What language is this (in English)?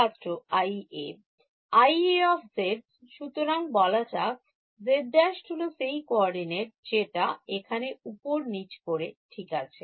Bangla